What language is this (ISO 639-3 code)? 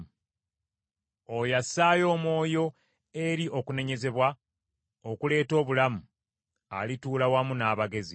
lug